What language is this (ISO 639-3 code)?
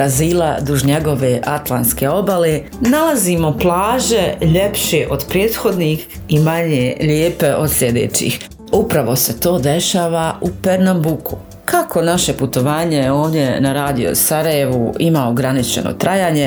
hrv